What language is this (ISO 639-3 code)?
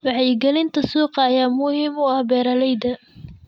som